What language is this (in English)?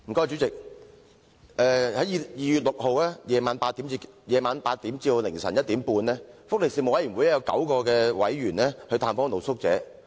Cantonese